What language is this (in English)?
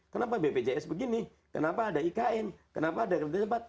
Indonesian